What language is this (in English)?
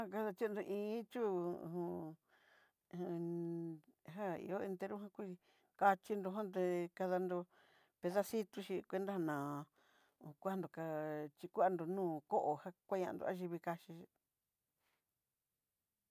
Southeastern Nochixtlán Mixtec